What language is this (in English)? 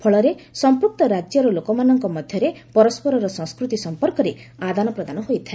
Odia